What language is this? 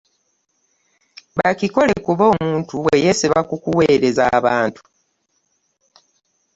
Ganda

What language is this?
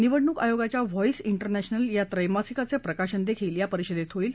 Marathi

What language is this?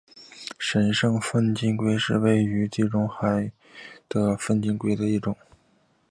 Chinese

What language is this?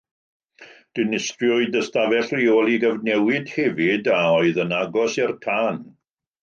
Welsh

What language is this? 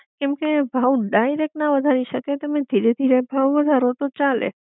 Gujarati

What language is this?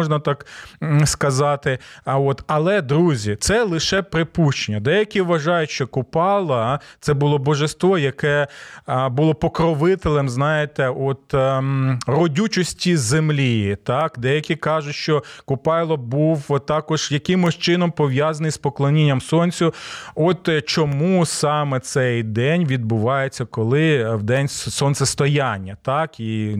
Ukrainian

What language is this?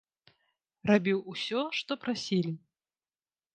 Belarusian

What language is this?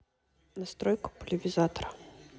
Russian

